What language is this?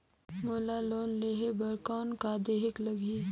Chhattisgarhi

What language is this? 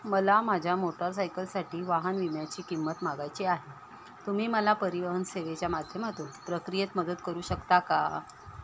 Marathi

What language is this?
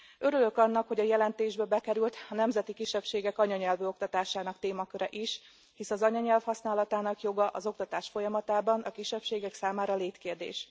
Hungarian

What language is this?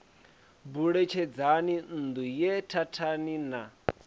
Venda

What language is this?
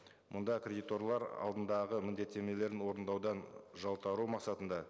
Kazakh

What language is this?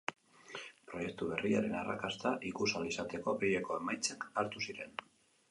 Basque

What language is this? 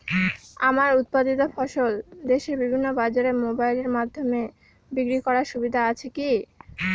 Bangla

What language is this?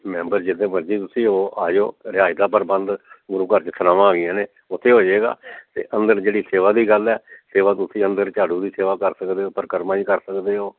Punjabi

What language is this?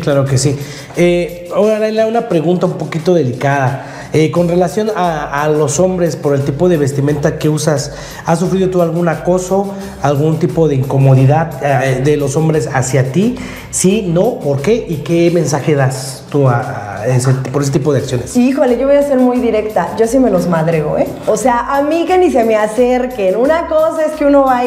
Spanish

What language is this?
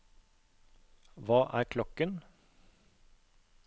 Norwegian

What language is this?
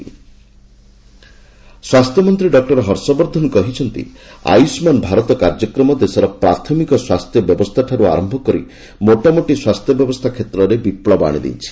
Odia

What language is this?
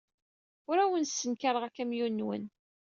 Kabyle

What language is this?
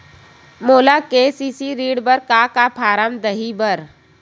Chhattisgarhi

